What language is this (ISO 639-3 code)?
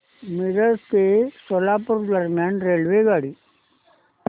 mar